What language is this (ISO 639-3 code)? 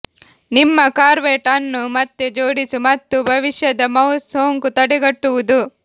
kan